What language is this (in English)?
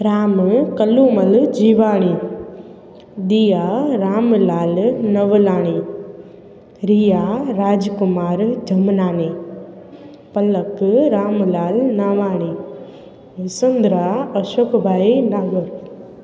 Sindhi